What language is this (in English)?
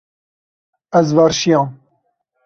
Kurdish